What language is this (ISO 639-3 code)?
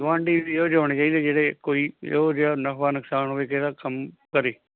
pan